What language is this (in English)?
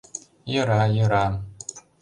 Mari